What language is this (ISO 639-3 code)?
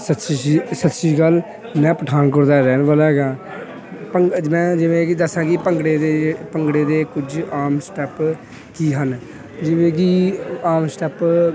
pan